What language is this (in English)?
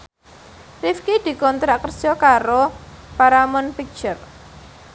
Javanese